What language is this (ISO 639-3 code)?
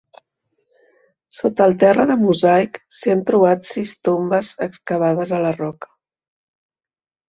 cat